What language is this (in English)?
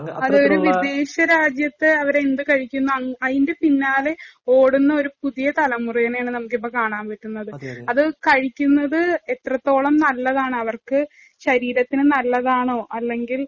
Malayalam